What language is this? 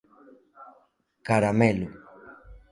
Galician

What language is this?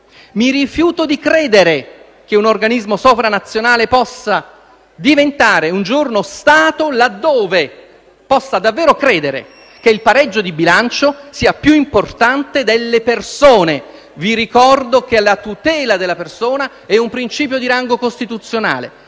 Italian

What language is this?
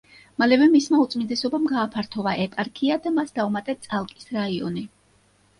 Georgian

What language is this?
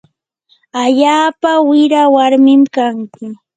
Yanahuanca Pasco Quechua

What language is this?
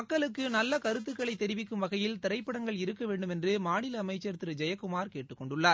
Tamil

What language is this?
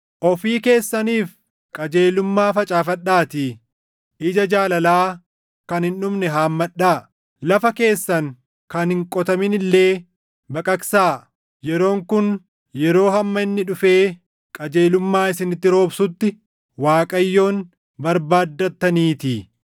Oromo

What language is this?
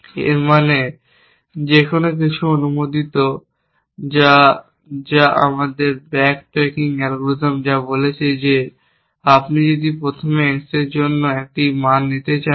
Bangla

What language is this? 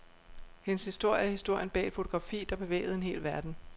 Danish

